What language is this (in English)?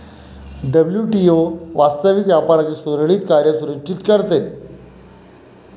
Marathi